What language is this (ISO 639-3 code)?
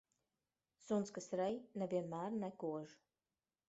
lav